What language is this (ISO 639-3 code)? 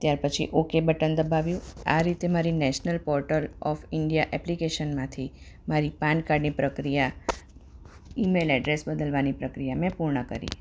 guj